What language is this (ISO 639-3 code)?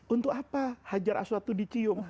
ind